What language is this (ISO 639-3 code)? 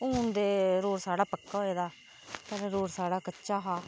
doi